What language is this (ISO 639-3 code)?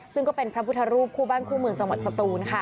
tha